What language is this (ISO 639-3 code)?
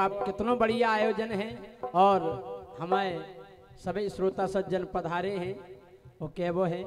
hin